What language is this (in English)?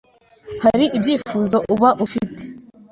Kinyarwanda